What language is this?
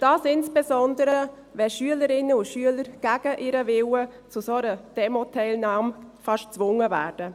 Swiss German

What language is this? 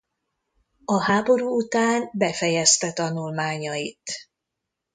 Hungarian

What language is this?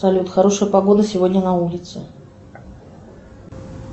Russian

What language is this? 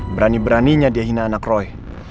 Indonesian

